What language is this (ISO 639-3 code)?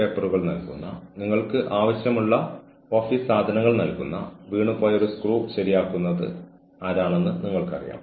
mal